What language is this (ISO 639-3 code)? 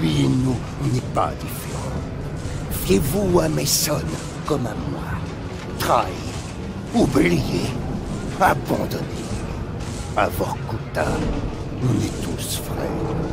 fra